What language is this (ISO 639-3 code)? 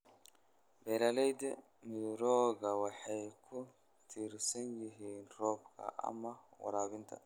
som